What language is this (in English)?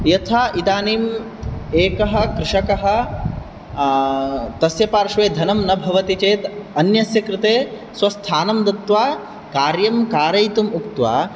Sanskrit